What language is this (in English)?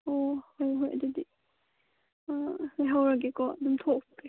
Manipuri